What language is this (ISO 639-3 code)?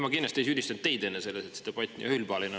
est